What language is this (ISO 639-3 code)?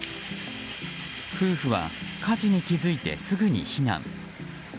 jpn